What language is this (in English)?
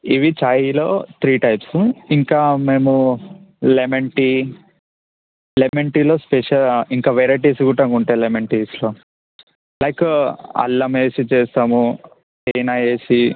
Telugu